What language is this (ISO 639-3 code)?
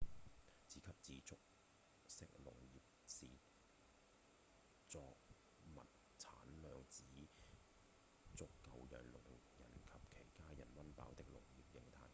yue